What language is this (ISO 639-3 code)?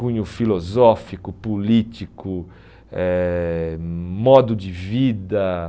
por